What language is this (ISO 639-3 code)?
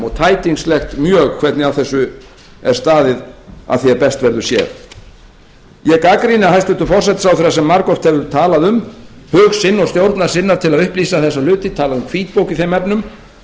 isl